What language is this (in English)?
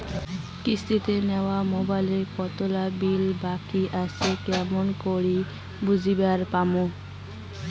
Bangla